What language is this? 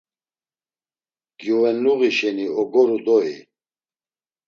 Laz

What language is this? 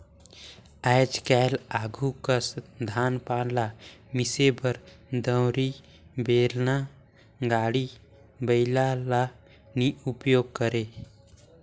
Chhattisgarhi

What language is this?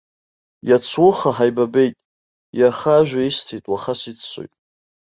Abkhazian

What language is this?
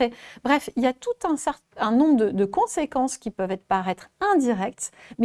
French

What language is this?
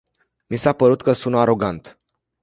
Romanian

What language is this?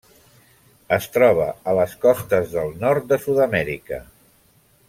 Catalan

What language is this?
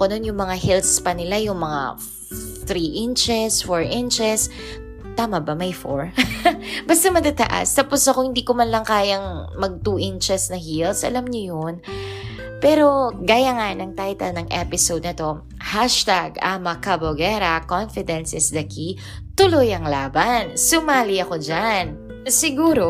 Filipino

